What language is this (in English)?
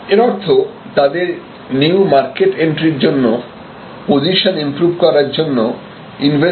Bangla